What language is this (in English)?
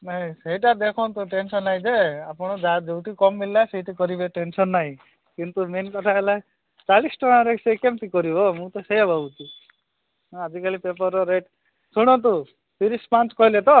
Odia